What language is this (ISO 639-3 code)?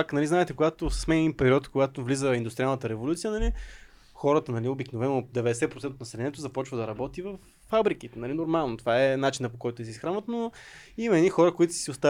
bul